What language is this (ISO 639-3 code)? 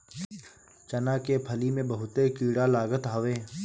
bho